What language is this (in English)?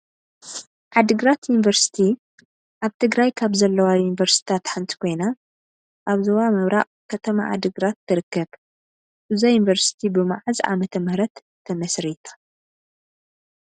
Tigrinya